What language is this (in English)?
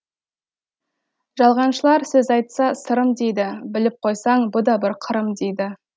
Kazakh